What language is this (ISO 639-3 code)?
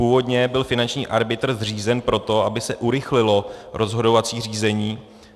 ces